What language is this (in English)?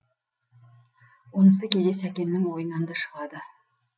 Kazakh